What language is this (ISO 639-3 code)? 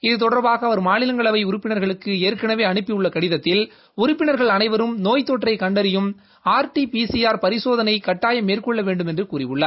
tam